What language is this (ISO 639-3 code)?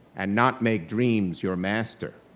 eng